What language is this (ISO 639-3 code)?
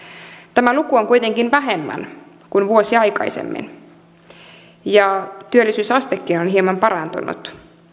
fin